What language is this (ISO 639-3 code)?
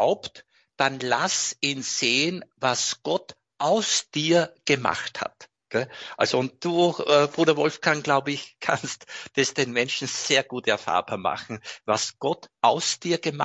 deu